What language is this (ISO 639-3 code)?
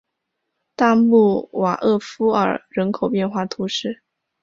zho